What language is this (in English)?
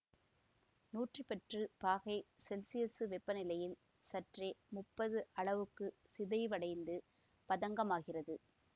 Tamil